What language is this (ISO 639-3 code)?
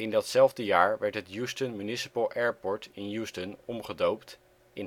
nld